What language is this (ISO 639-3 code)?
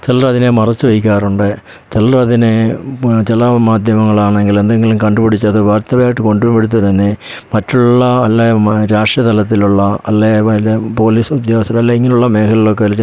mal